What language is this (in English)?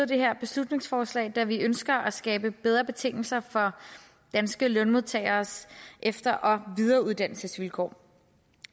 Danish